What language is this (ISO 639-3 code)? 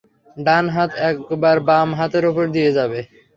ben